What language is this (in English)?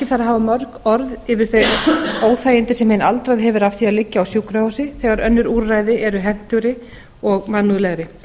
Icelandic